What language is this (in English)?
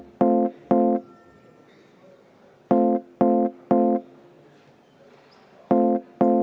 Estonian